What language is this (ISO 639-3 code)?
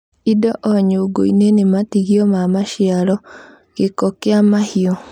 kik